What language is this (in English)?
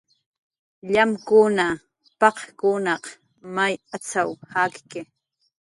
Jaqaru